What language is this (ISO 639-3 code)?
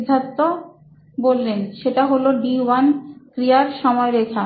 ben